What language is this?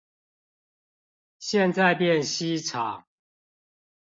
Chinese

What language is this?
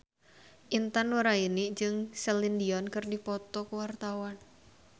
Sundanese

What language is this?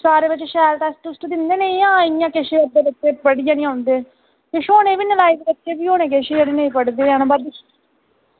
Dogri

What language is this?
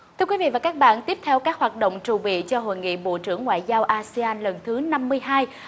Vietnamese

